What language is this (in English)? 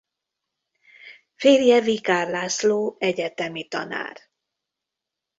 Hungarian